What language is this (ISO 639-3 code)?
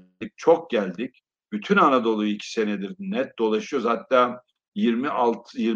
tur